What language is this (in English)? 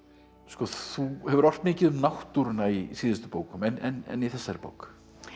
Icelandic